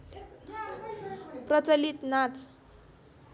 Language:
Nepali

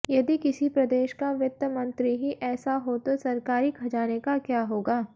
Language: Hindi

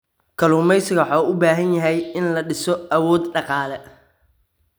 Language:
Somali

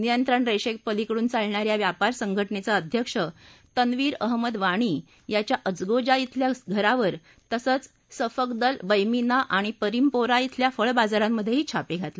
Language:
Marathi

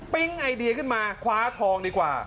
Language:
Thai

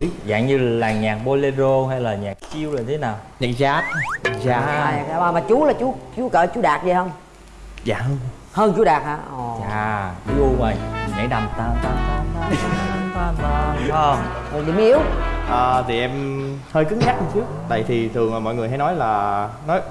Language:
Vietnamese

